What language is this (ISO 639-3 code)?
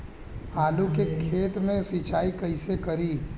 bho